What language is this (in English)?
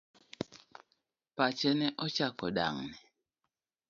Luo (Kenya and Tanzania)